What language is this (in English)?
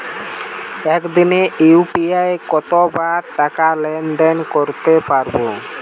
Bangla